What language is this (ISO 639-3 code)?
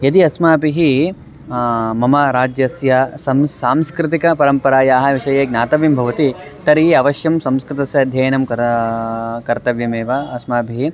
san